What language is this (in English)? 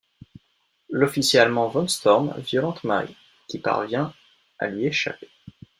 French